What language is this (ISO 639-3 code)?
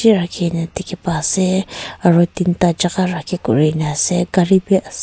nag